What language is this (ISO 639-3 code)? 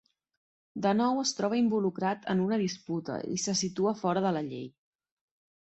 cat